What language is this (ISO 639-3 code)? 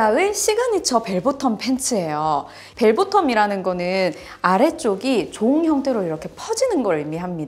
kor